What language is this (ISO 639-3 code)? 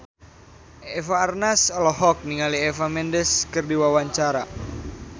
sun